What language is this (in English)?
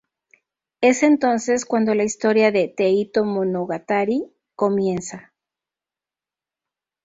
Spanish